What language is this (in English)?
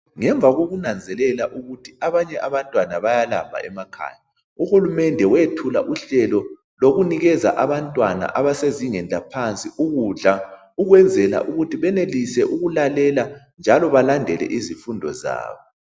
North Ndebele